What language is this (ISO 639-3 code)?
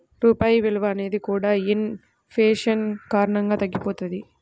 tel